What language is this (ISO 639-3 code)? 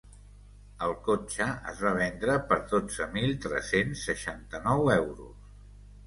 cat